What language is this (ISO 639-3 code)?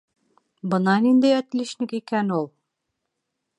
bak